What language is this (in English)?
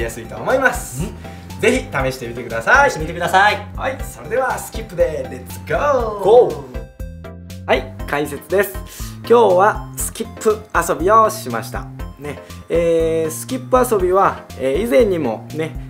Japanese